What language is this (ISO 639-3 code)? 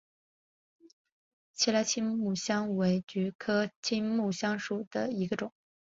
zho